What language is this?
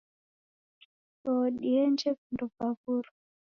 Taita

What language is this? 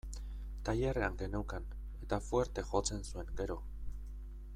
Basque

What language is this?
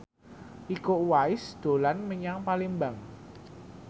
Javanese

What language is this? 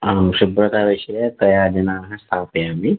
Sanskrit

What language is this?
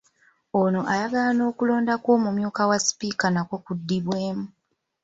Ganda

